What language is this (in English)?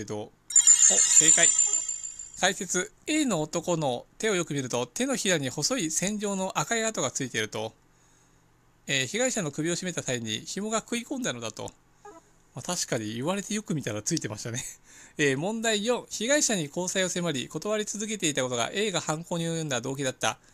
Japanese